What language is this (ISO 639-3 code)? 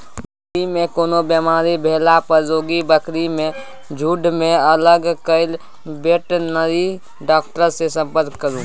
mai